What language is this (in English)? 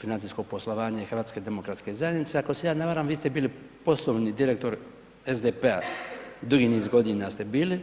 Croatian